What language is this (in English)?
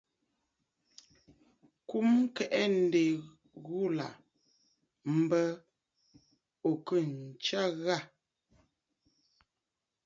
Bafut